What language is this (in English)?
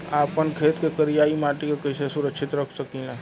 Bhojpuri